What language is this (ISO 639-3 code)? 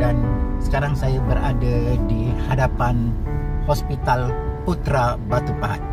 msa